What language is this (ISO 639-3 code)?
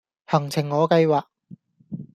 yue